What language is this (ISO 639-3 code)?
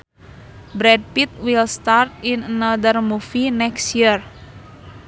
sun